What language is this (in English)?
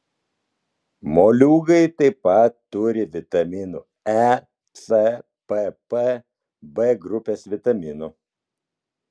Lithuanian